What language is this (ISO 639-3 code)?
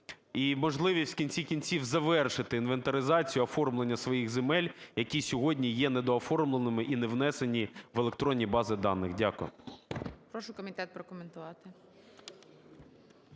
ukr